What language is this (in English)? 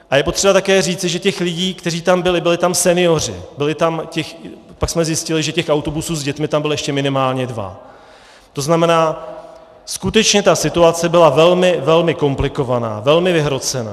Czech